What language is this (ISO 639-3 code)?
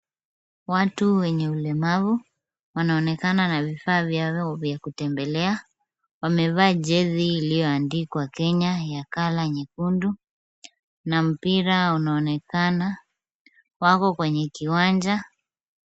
swa